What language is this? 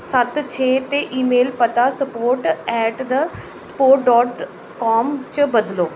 Dogri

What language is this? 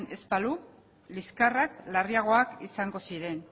Basque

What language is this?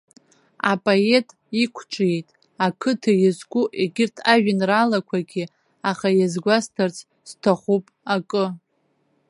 Abkhazian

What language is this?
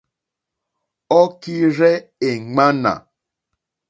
Mokpwe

